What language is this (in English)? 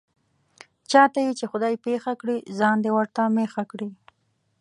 Pashto